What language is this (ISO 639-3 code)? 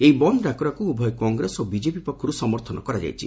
ori